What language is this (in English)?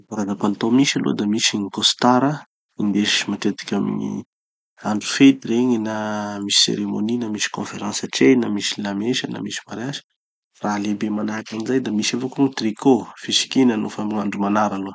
Tanosy Malagasy